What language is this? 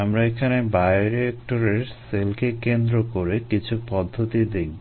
Bangla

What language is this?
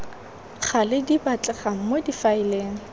Tswana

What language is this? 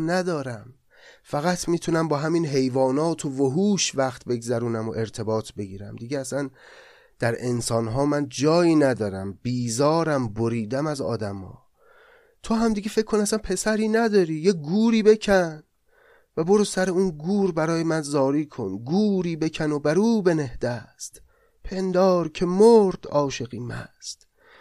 Persian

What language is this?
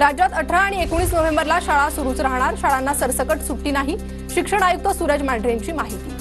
Marathi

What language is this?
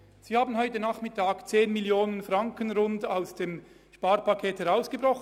Swiss German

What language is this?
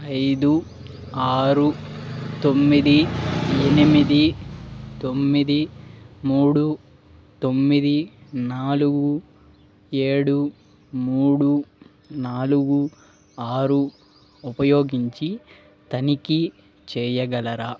Telugu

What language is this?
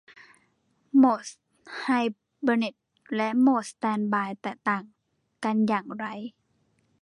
Thai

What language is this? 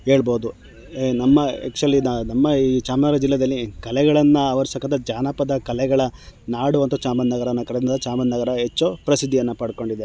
Kannada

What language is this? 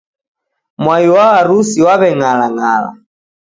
Taita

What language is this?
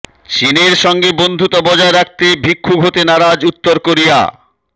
Bangla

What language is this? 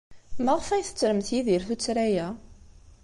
Kabyle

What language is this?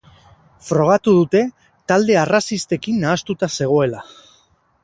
Basque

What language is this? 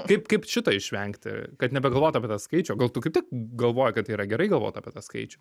Lithuanian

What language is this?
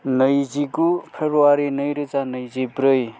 Bodo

